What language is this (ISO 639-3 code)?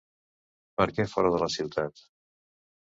cat